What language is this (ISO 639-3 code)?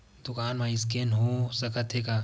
hne